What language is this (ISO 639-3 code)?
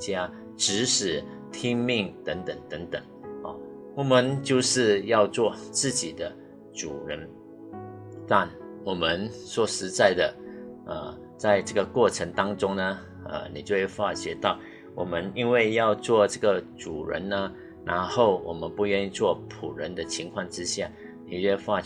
zho